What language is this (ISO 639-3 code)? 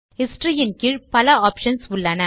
tam